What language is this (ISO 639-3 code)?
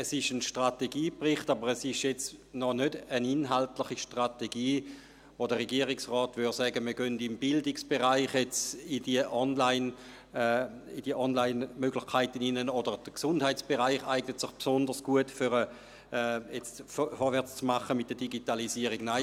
gsw